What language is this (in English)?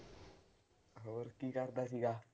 Punjabi